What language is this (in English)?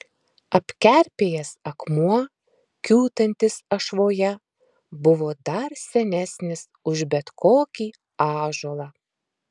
Lithuanian